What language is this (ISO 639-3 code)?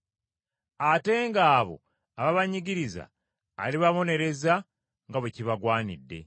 lug